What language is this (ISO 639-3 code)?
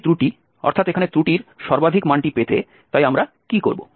ben